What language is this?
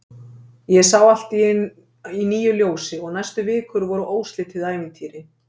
Icelandic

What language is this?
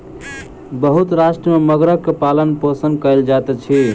Maithili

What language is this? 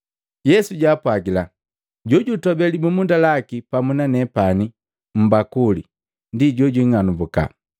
Matengo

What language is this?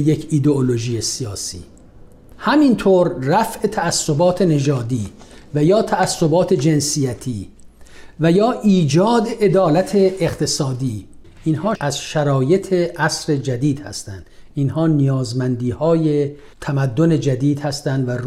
Persian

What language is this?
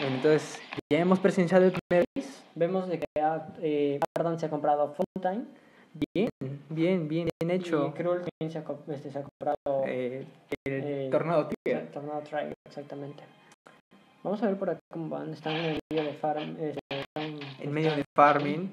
Spanish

